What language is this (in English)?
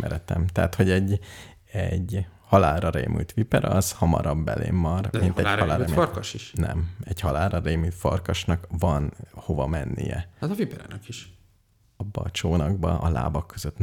Hungarian